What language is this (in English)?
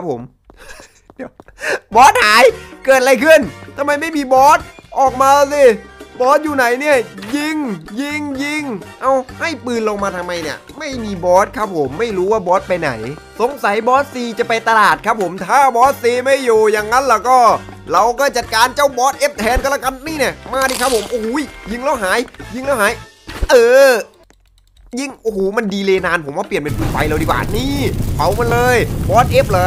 Thai